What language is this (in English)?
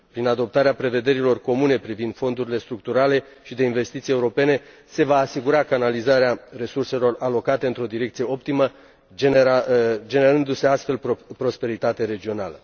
Romanian